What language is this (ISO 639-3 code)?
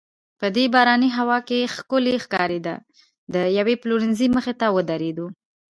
pus